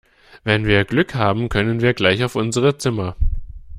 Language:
German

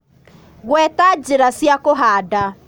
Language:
Kikuyu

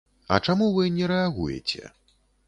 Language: Belarusian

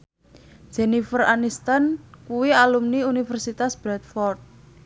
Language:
Javanese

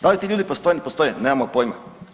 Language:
Croatian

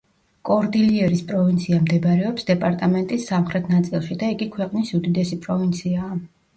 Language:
Georgian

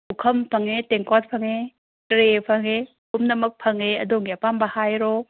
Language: Manipuri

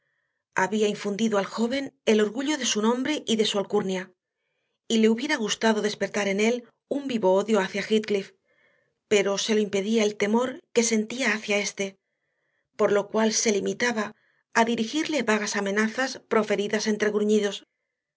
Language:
Spanish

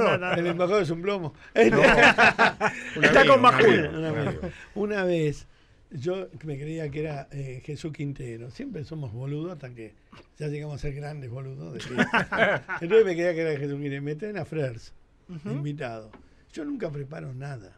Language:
Spanish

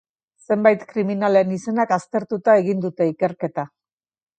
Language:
Basque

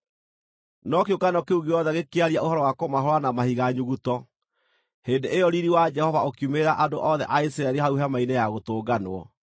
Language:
Kikuyu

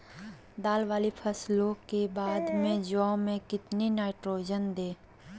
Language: Magahi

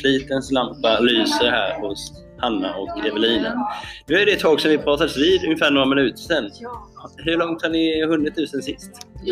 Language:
Swedish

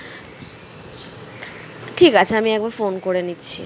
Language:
Bangla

